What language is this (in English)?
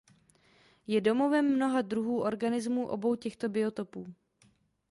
Czech